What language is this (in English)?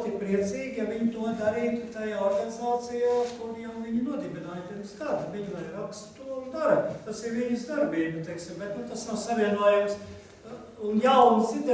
Portuguese